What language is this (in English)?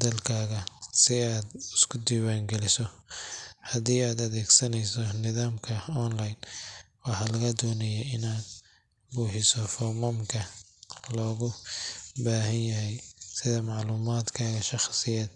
Somali